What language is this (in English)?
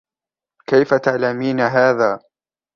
Arabic